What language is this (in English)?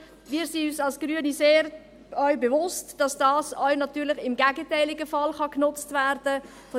Swiss German